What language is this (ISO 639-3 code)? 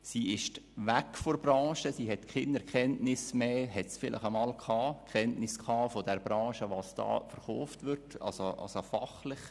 gsw